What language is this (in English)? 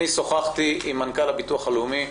Hebrew